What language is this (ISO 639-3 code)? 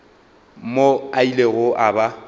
nso